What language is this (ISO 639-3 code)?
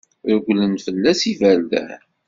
kab